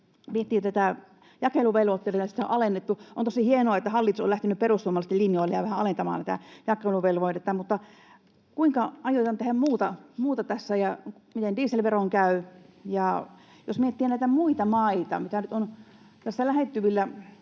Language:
Finnish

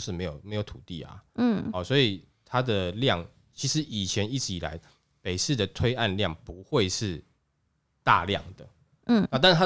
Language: Chinese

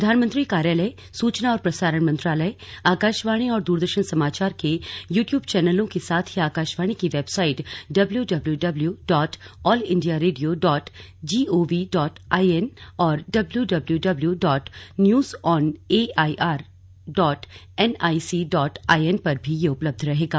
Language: Hindi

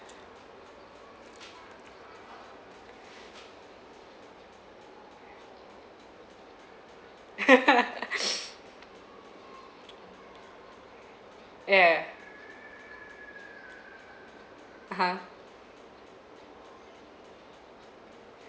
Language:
English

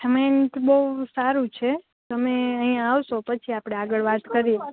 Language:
Gujarati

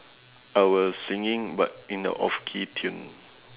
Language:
English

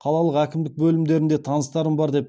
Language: Kazakh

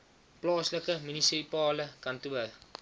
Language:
Afrikaans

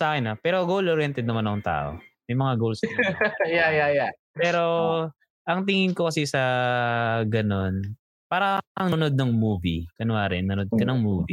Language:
Filipino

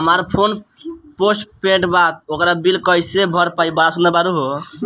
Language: Bhojpuri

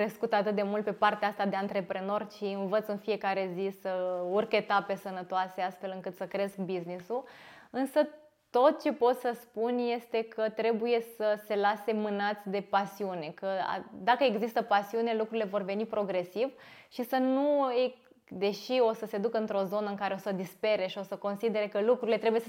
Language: Romanian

